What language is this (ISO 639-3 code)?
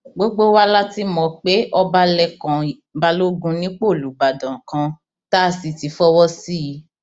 yor